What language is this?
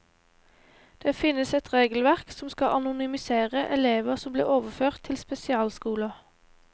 Norwegian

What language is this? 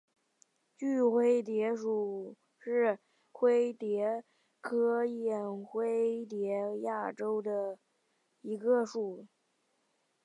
Chinese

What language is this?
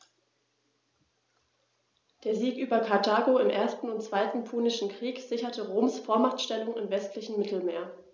German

